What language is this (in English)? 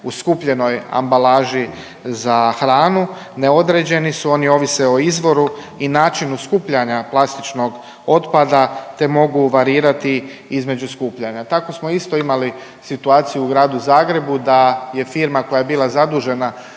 Croatian